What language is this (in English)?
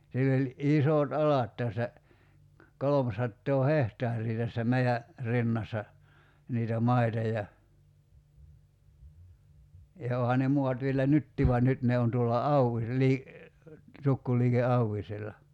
Finnish